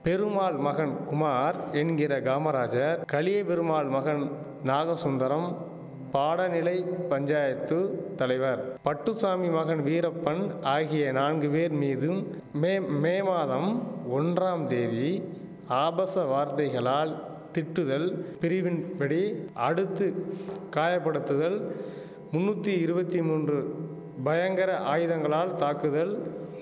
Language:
Tamil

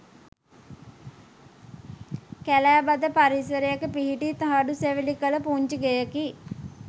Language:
Sinhala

